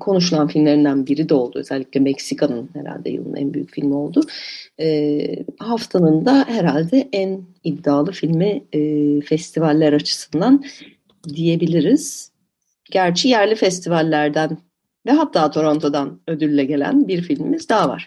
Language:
Turkish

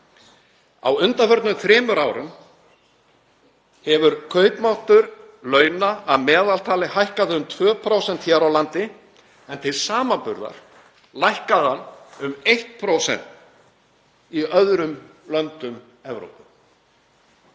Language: Icelandic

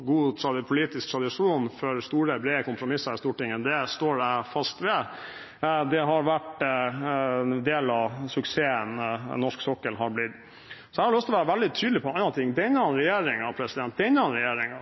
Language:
Norwegian Bokmål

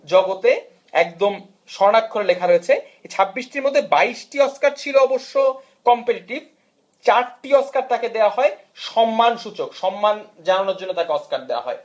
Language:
Bangla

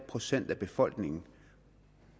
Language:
Danish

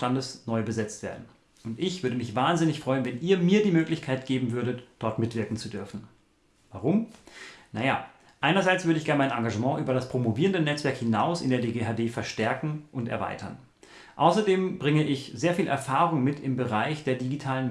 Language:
German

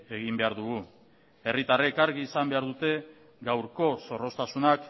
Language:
Basque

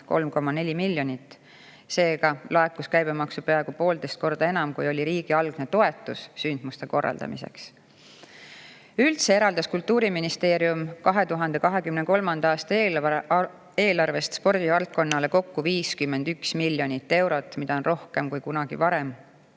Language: Estonian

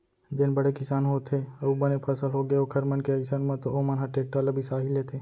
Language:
Chhattisgarhi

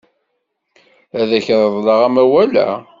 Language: Kabyle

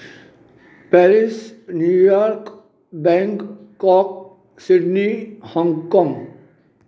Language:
Sindhi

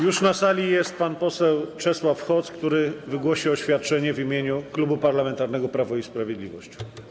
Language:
Polish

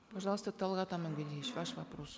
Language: Kazakh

